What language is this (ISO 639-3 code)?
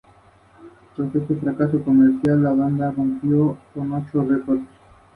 spa